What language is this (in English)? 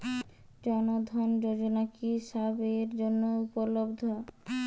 Bangla